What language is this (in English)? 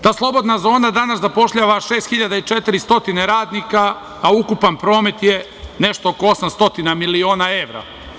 Serbian